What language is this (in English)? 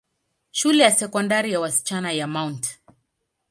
Swahili